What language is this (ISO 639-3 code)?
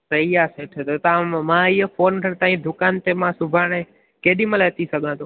snd